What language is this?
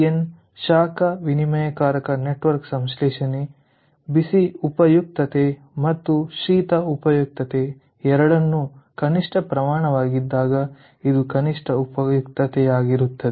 Kannada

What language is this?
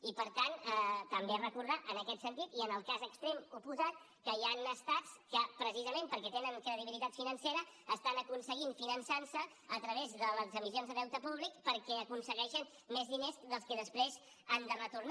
Catalan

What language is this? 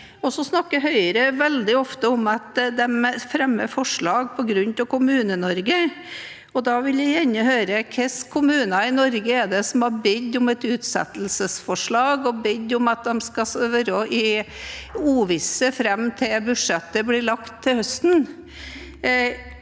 Norwegian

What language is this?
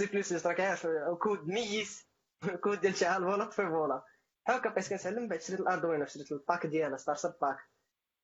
Arabic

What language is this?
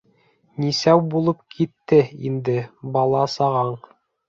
Bashkir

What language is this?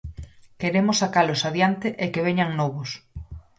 Galician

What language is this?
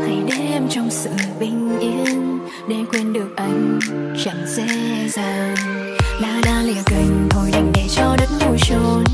Vietnamese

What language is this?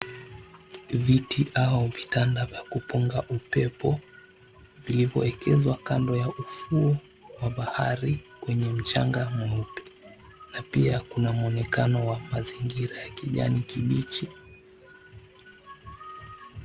Swahili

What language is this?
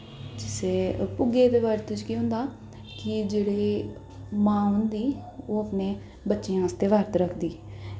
Dogri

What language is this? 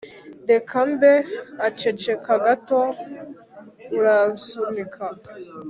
Kinyarwanda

